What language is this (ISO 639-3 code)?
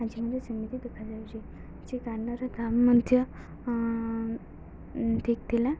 ori